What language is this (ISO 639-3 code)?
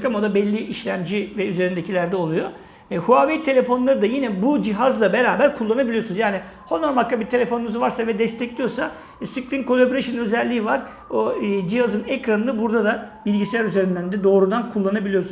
tur